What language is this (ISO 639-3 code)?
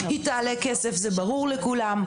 heb